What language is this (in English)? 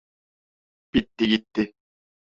Turkish